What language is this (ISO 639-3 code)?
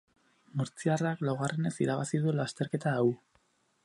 eus